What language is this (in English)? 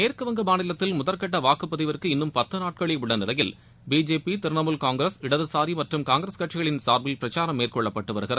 Tamil